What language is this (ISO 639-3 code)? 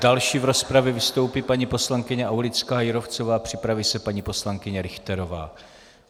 ces